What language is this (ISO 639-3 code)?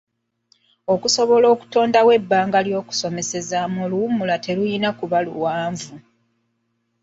lug